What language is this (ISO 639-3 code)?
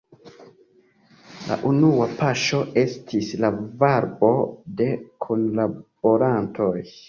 epo